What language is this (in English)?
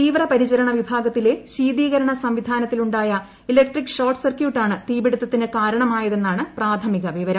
Malayalam